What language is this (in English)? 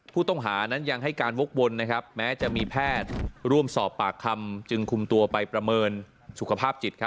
Thai